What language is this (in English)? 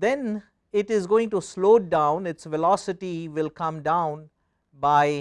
English